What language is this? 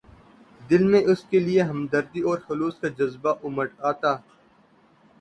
Urdu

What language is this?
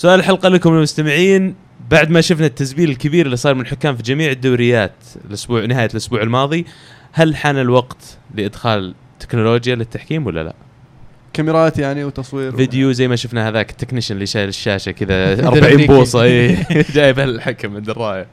Arabic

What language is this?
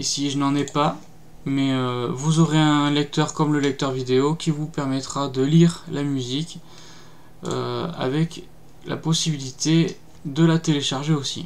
French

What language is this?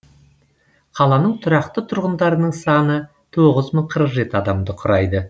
Kazakh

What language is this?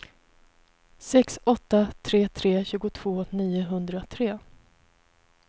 Swedish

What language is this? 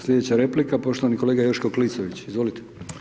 Croatian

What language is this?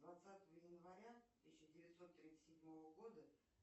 Russian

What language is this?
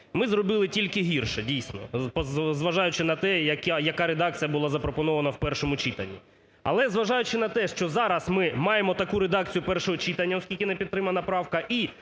Ukrainian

